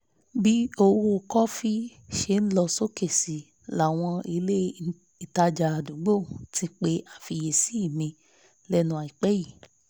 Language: Yoruba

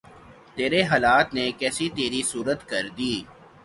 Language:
Urdu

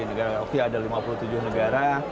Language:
Indonesian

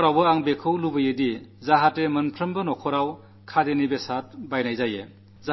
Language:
Malayalam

